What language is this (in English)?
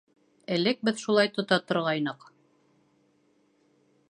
Bashkir